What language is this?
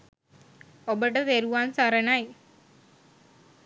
Sinhala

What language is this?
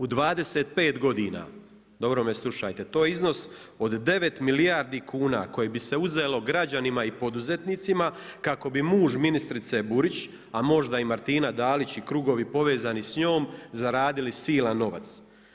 Croatian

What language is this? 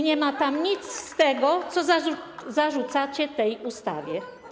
Polish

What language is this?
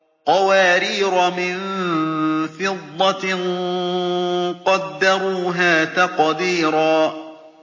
Arabic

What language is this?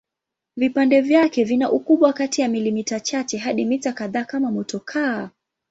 Swahili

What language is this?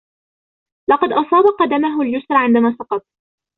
Arabic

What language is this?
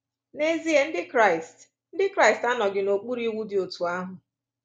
Igbo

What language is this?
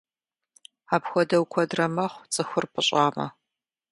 Kabardian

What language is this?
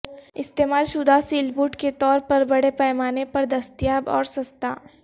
Urdu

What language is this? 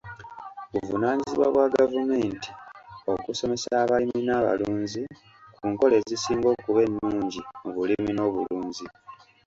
Ganda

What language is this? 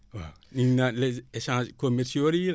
Wolof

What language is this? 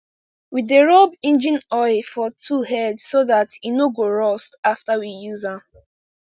Nigerian Pidgin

